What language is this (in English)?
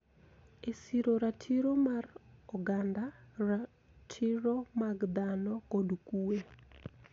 Luo (Kenya and Tanzania)